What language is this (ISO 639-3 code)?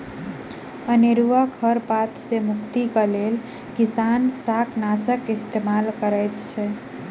mai